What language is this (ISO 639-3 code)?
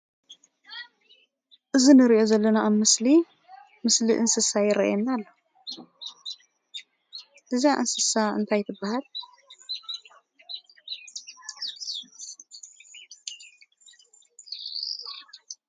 tir